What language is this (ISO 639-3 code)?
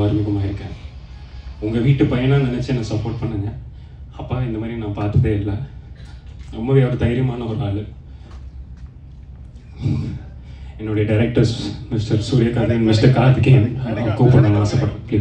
kor